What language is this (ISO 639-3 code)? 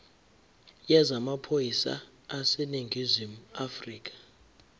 zul